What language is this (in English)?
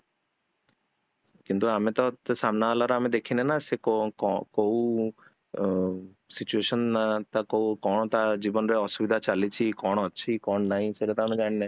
Odia